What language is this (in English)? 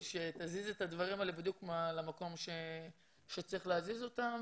Hebrew